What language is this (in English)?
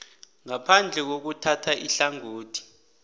South Ndebele